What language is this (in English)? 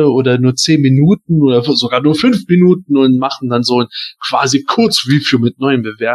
German